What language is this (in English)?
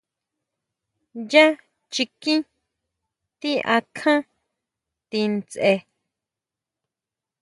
Huautla Mazatec